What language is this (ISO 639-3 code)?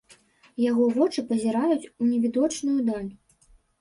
bel